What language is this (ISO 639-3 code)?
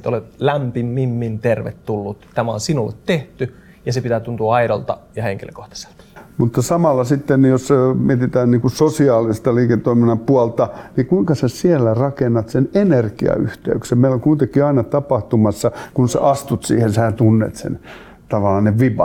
fin